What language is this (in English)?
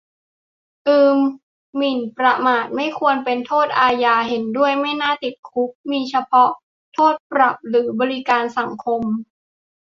Thai